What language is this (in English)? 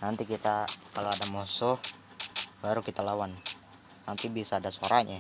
Indonesian